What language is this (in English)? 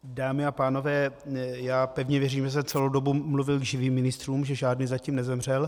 Czech